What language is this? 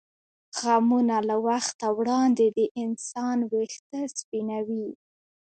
Pashto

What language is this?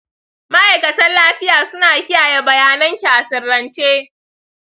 Hausa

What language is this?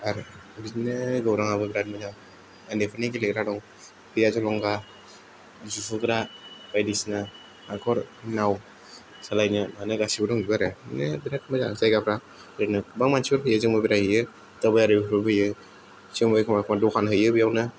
Bodo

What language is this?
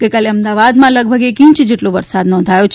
Gujarati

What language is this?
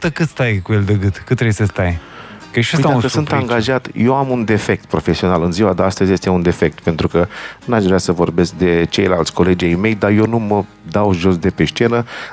Romanian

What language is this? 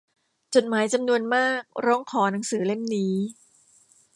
Thai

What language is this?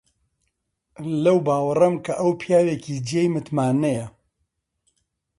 Central Kurdish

